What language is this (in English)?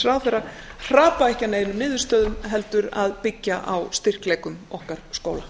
Icelandic